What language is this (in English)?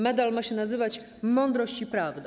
Polish